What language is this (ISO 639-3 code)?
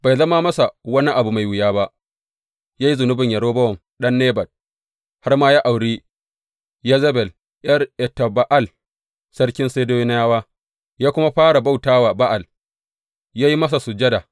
hau